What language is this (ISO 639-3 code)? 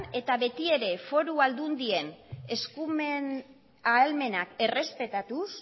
eus